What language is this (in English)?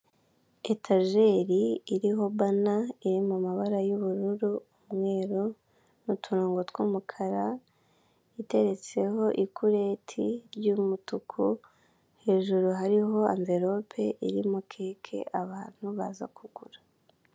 Kinyarwanda